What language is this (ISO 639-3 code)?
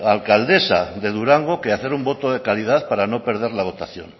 spa